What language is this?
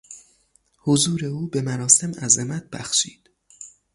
Persian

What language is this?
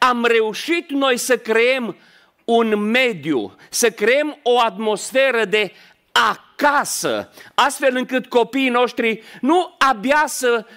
Romanian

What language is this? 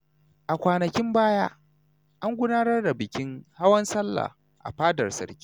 Hausa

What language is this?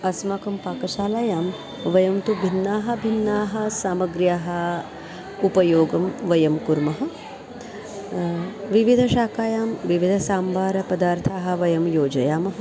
Sanskrit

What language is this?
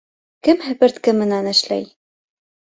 Bashkir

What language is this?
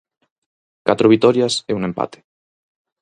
Galician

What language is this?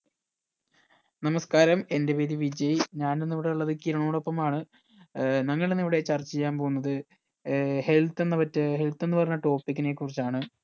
Malayalam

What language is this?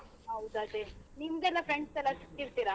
Kannada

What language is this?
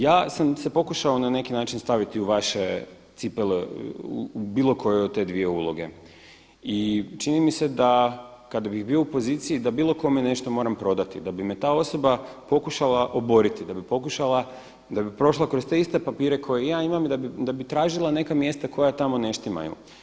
Croatian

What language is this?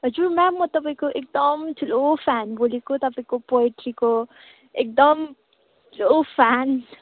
Nepali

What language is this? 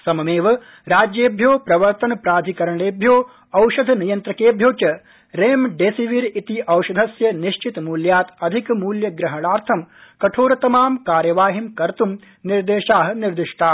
Sanskrit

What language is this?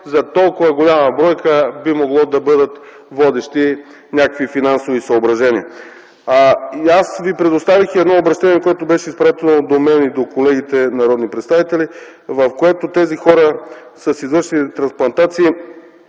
Bulgarian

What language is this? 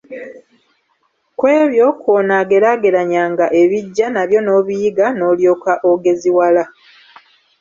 Ganda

